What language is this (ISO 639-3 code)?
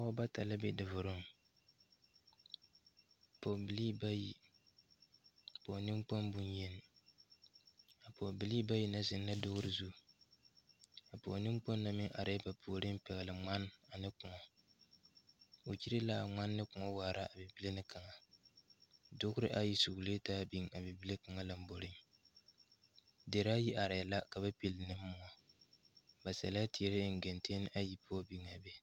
dga